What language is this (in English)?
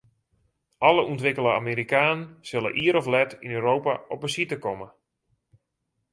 Western Frisian